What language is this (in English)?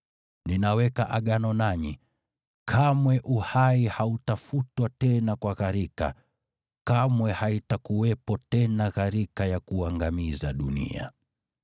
Swahili